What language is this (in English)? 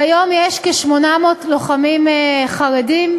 Hebrew